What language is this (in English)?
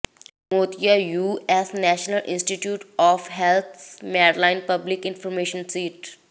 Punjabi